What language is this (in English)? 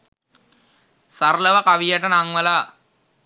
Sinhala